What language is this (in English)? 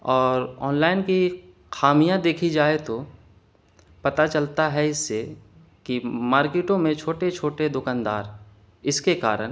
Urdu